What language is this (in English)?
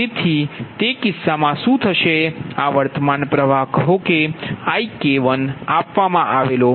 Gujarati